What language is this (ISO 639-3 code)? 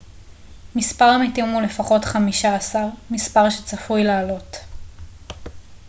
heb